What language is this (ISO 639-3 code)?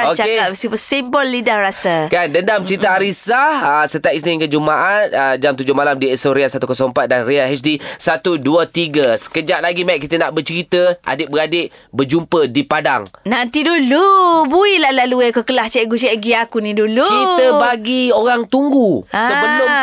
msa